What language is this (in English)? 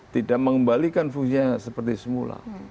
Indonesian